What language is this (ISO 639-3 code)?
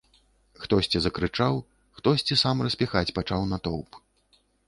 bel